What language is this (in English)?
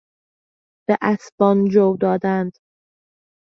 Persian